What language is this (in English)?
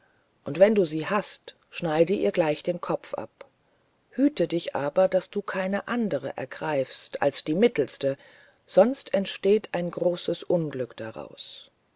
German